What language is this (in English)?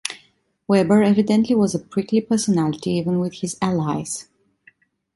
English